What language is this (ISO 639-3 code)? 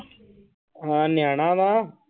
pan